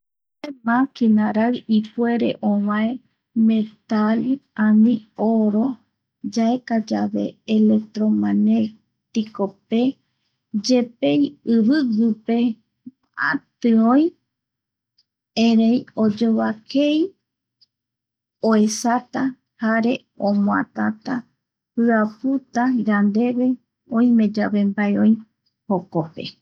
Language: Eastern Bolivian Guaraní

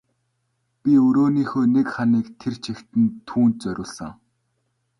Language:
Mongolian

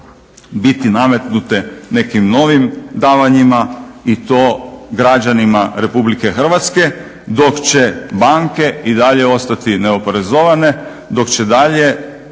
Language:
Croatian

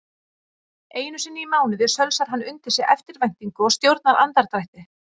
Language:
Icelandic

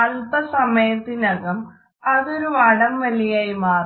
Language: Malayalam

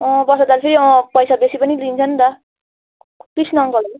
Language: Nepali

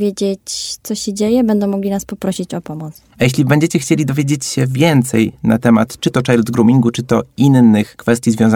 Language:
Polish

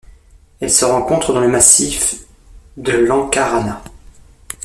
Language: French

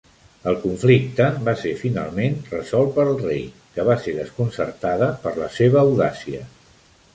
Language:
Catalan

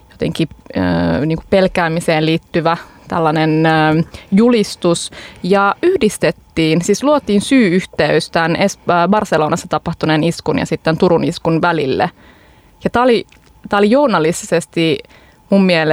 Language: Finnish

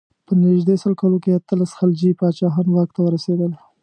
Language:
Pashto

